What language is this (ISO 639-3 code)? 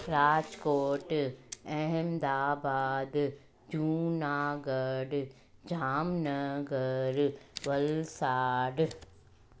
snd